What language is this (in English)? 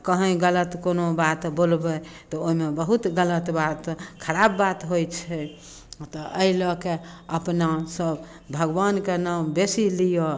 Maithili